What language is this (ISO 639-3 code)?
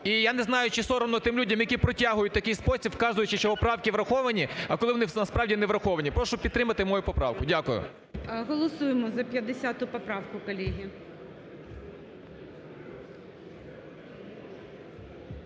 ukr